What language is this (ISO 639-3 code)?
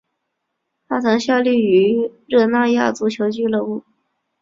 zho